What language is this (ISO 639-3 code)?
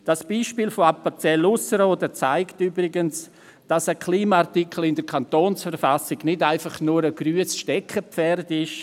gsw